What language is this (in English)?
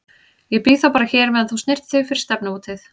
Icelandic